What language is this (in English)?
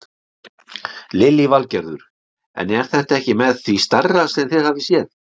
Icelandic